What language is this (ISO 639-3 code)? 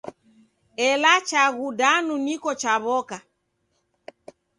dav